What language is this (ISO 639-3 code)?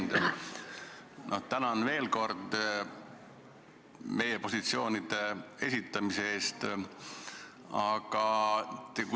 est